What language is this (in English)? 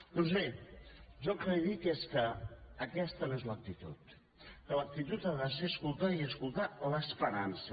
Catalan